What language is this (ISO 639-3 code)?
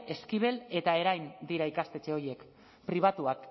eus